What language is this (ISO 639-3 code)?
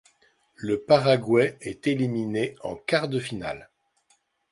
fra